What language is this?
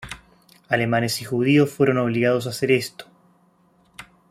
Spanish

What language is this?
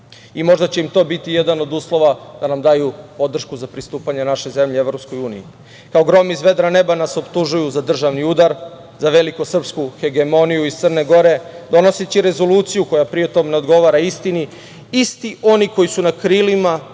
Serbian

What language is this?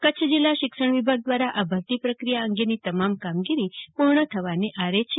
Gujarati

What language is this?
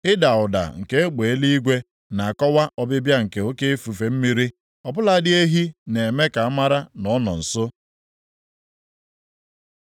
Igbo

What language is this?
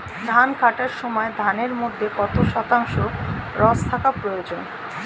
Bangla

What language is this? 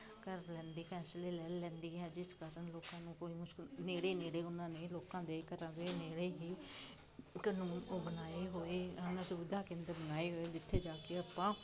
Punjabi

